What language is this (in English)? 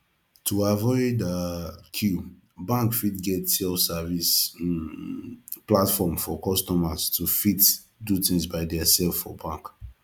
Nigerian Pidgin